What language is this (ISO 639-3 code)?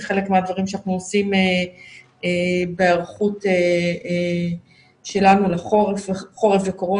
heb